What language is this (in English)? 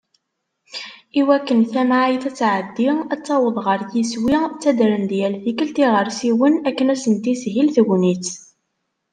Kabyle